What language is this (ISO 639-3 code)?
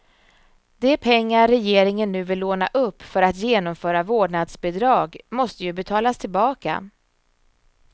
swe